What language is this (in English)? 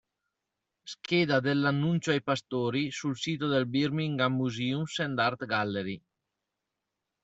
Italian